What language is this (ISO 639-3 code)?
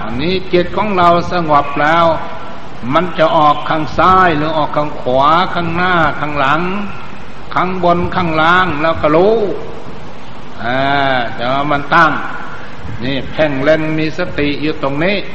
tha